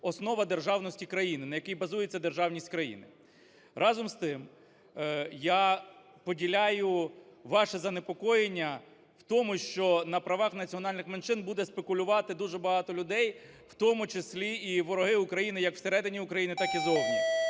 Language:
Ukrainian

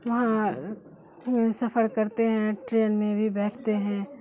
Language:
Urdu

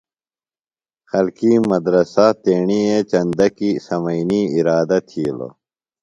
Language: Phalura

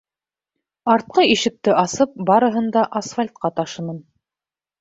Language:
Bashkir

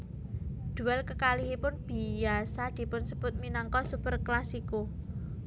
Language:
Javanese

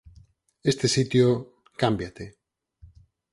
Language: Galician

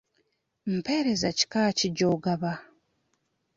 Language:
Ganda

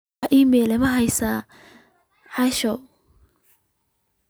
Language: Somali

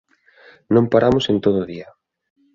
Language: Galician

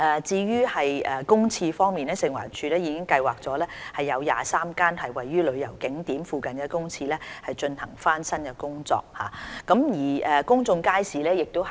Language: Cantonese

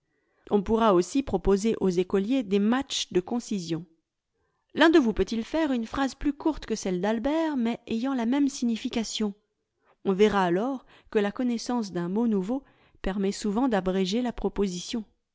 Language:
French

